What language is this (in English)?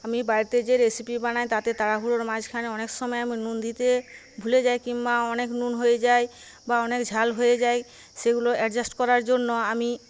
Bangla